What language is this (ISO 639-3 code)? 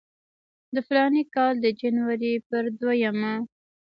pus